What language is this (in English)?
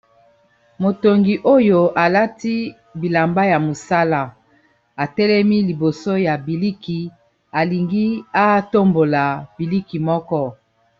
Lingala